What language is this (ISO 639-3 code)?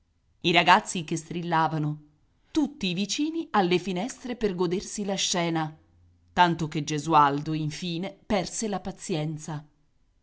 ita